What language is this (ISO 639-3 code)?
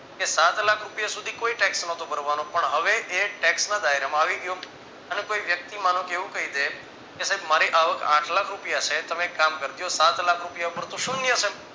guj